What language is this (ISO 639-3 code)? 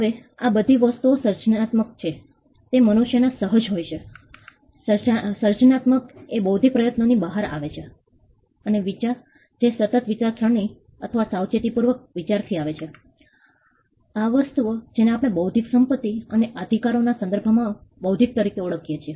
guj